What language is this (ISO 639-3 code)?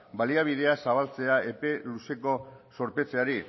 eus